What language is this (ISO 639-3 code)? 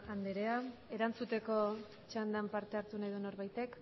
eus